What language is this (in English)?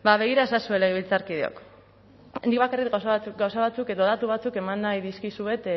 Basque